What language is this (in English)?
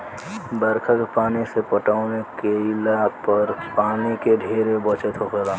Bhojpuri